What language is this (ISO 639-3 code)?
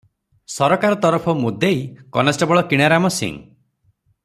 ori